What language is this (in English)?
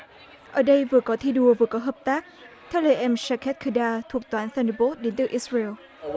Vietnamese